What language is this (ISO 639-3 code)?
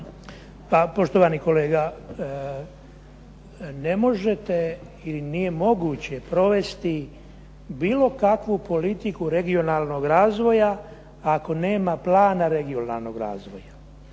hrv